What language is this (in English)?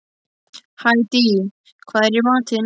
Icelandic